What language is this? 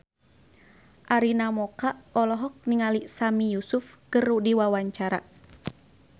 Sundanese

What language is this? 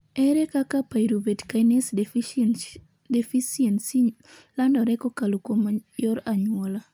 Luo (Kenya and Tanzania)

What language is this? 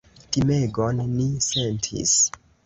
Esperanto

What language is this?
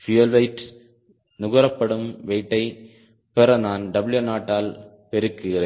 Tamil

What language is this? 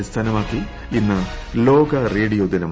Malayalam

